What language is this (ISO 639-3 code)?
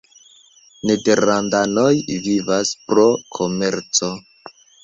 epo